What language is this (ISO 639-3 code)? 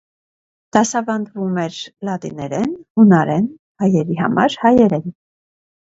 hye